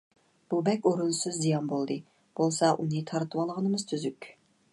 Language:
Uyghur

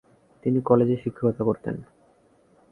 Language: Bangla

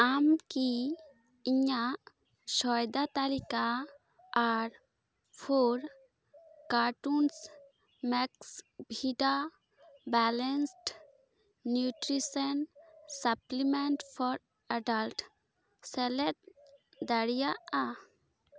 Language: Santali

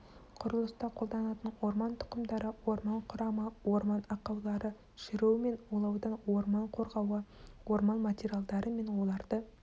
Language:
Kazakh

